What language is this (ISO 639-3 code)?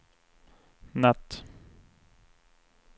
swe